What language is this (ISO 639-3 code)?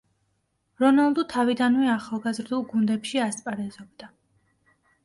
kat